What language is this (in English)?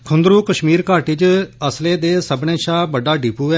Dogri